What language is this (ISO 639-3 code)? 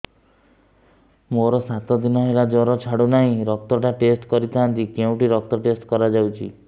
ori